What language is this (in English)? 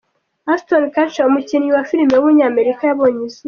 Kinyarwanda